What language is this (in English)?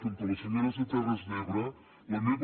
Catalan